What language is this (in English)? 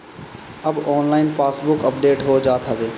Bhojpuri